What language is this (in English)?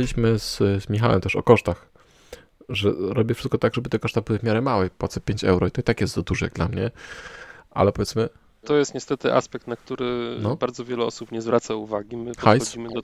Polish